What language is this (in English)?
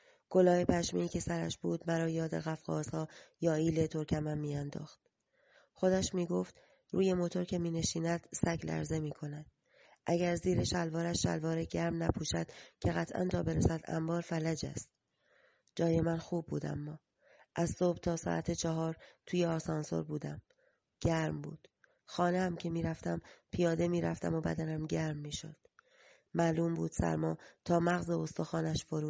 Persian